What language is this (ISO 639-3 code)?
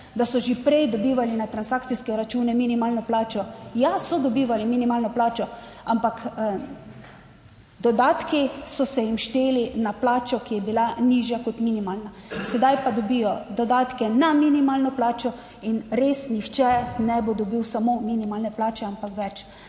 slv